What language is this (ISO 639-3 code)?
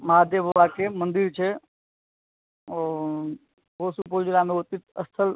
mai